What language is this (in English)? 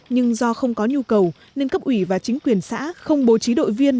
Vietnamese